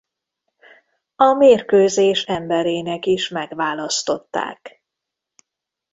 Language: Hungarian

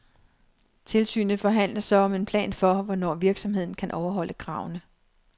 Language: Danish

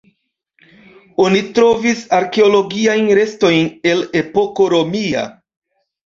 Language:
Esperanto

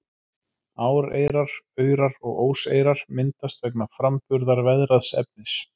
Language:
Icelandic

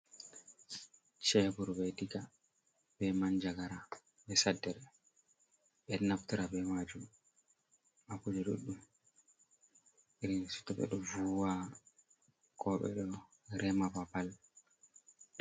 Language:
Fula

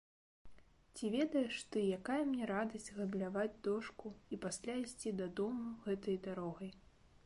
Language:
Belarusian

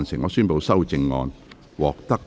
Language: Cantonese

